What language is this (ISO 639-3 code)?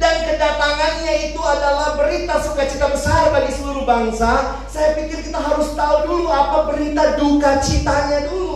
ind